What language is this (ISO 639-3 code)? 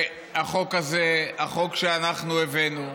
heb